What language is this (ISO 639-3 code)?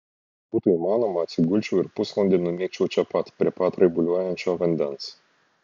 lit